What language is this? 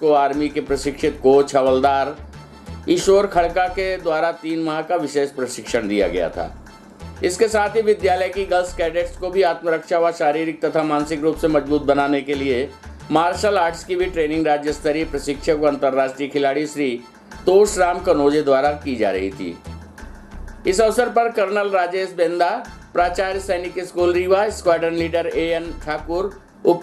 Hindi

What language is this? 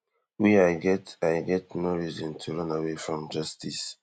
Nigerian Pidgin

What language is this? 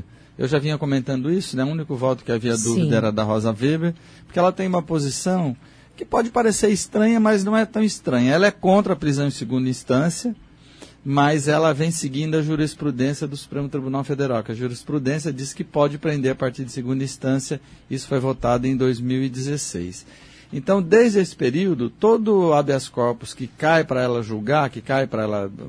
Portuguese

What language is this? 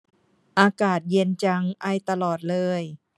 Thai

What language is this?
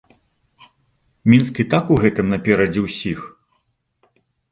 Belarusian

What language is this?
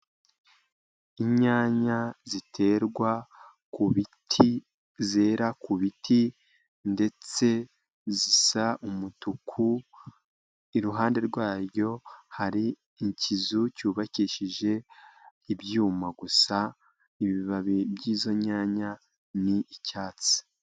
Kinyarwanda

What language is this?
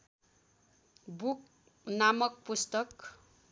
Nepali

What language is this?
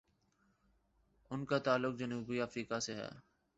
Urdu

